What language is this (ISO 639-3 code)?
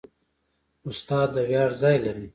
pus